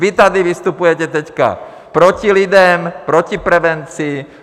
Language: Czech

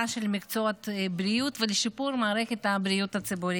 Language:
Hebrew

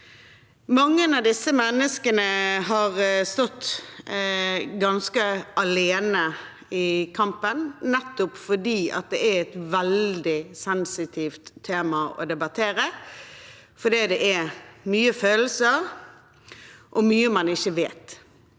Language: Norwegian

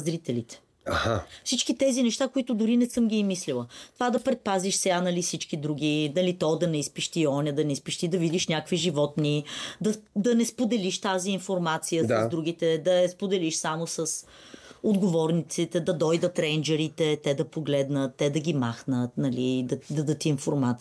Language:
Bulgarian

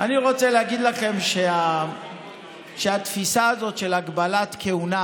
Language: Hebrew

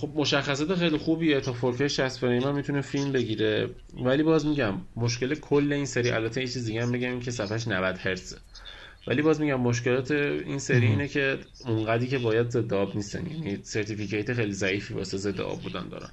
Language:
Persian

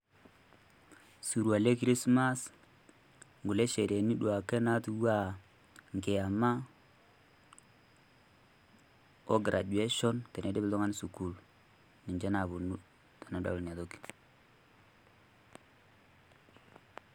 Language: Masai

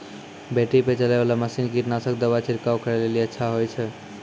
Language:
Maithili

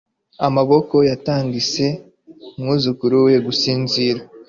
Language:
Kinyarwanda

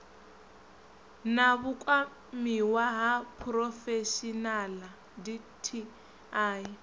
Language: Venda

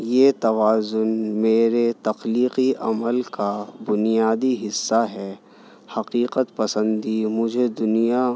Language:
Urdu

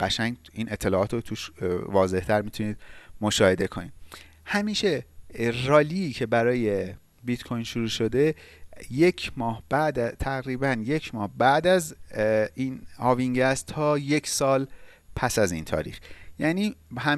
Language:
Persian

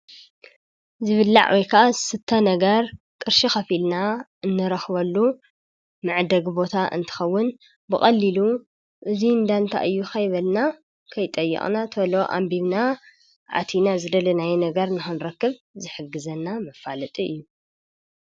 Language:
Tigrinya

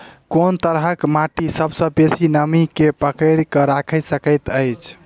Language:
Maithili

